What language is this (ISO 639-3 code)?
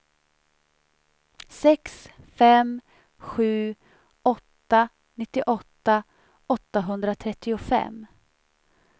swe